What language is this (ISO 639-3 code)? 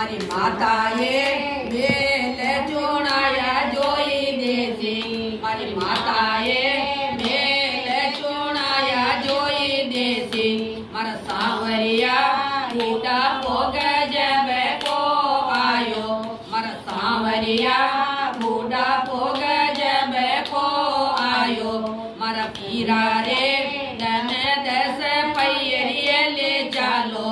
ron